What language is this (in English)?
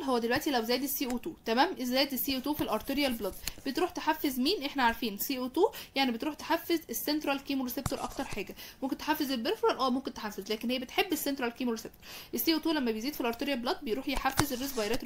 Arabic